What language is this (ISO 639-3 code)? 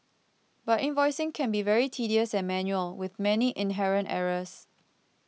eng